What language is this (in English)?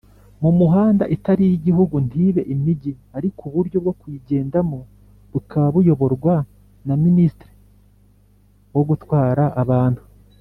Kinyarwanda